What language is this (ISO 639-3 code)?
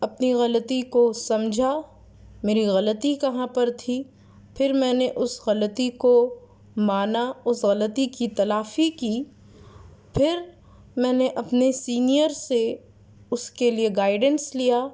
urd